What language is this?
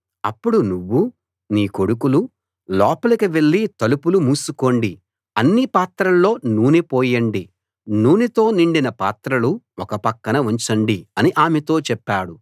Telugu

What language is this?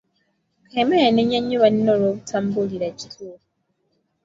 Ganda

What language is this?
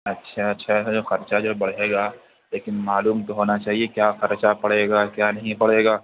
Urdu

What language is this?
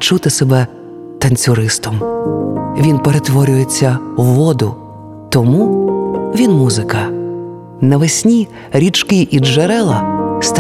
Ukrainian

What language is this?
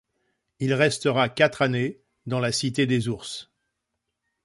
French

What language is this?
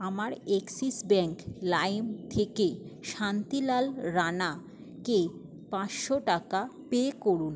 Bangla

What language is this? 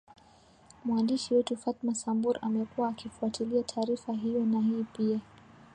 Swahili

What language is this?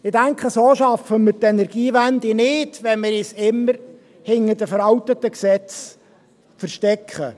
Swiss German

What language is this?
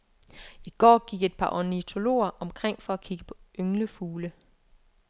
Danish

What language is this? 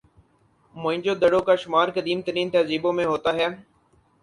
Urdu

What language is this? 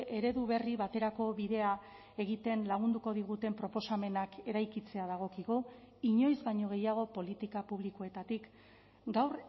Basque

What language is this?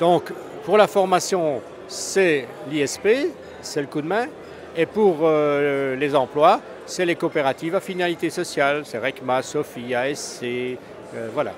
French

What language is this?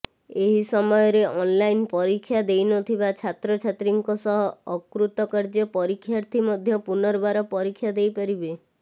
Odia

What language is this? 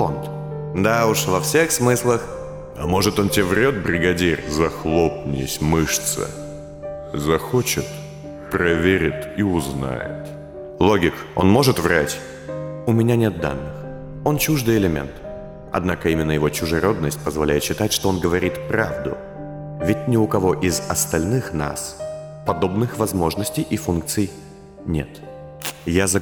Russian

